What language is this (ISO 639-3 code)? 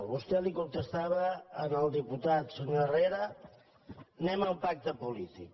cat